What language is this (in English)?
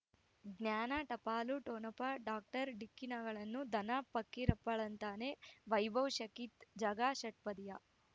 Kannada